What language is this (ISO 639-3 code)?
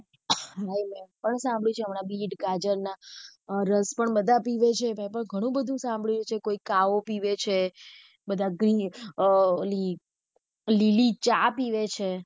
guj